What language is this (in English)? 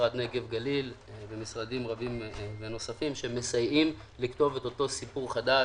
Hebrew